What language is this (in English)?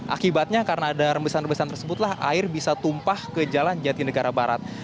Indonesian